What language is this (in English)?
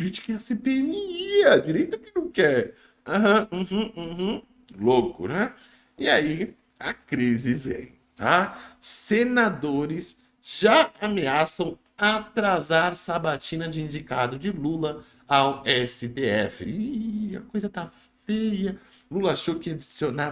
Portuguese